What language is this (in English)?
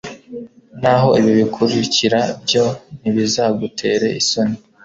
Kinyarwanda